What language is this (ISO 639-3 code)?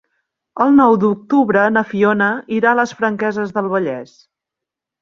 cat